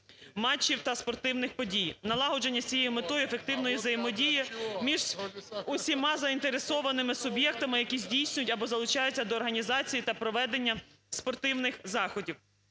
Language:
Ukrainian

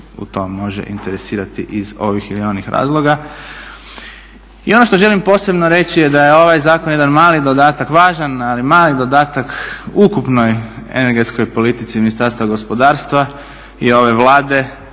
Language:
Croatian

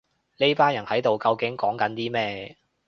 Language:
Cantonese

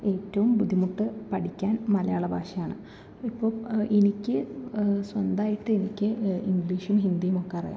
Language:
Malayalam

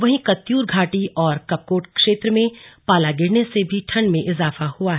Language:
Hindi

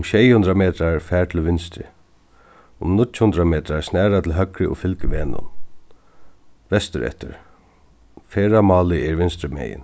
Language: Faroese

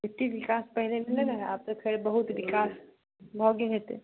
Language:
Maithili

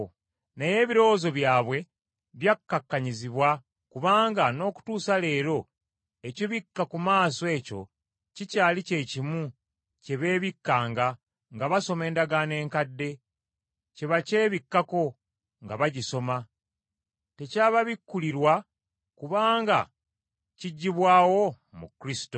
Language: Ganda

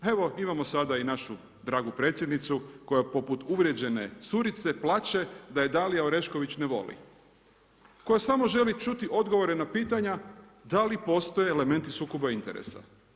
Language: Croatian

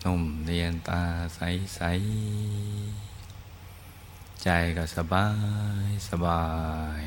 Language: Thai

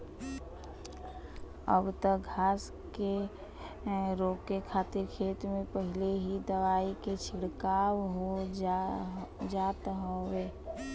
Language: Bhojpuri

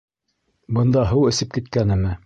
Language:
Bashkir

